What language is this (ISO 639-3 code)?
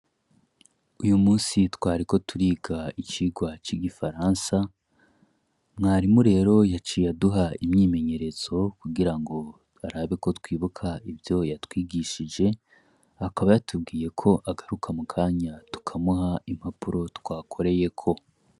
run